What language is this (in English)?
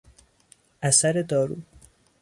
Persian